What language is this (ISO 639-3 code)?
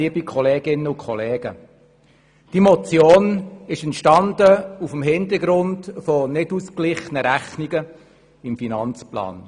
gsw